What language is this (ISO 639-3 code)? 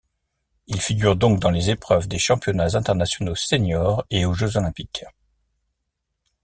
fra